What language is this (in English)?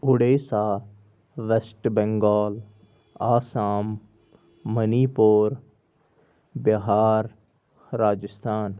Kashmiri